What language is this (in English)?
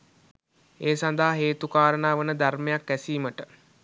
Sinhala